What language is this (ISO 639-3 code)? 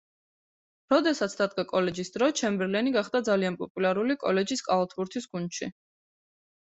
kat